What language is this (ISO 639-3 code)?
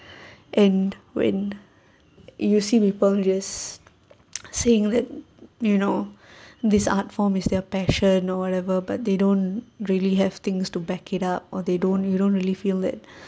eng